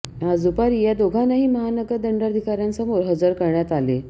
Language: Marathi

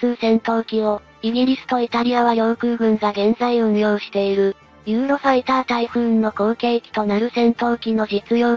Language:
Japanese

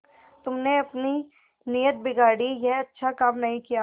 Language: Hindi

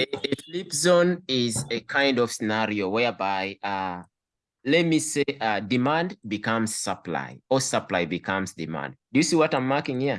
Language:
English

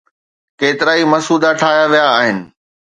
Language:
Sindhi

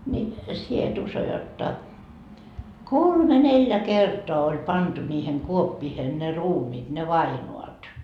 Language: Finnish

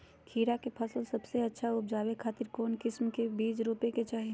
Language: Magahi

